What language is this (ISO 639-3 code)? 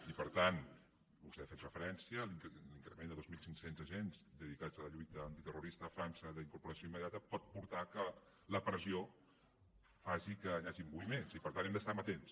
cat